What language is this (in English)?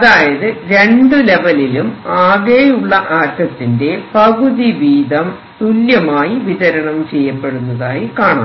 Malayalam